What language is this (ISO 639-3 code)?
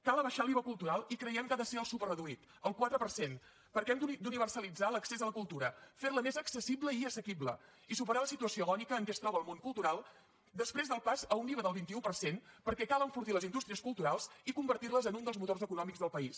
cat